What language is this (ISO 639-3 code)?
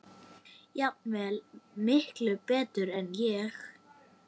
isl